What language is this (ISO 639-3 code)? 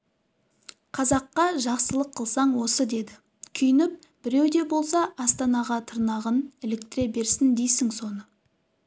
kaz